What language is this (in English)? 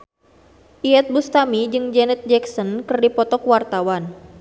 Sundanese